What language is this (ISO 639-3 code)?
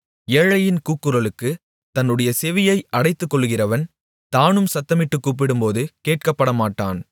tam